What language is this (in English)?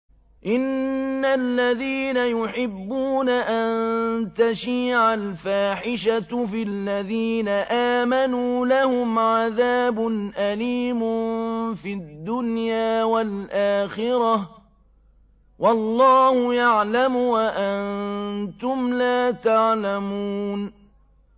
Arabic